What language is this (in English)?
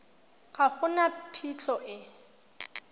Tswana